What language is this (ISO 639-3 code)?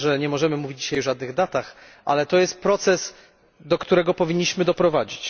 pol